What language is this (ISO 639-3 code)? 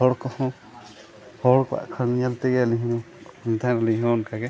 sat